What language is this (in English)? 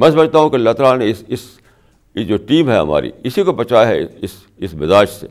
Urdu